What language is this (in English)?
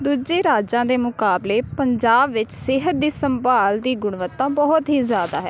Punjabi